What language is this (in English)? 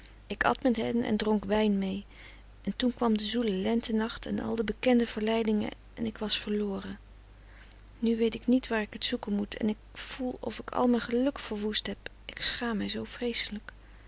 Dutch